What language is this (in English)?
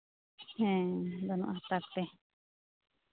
Santali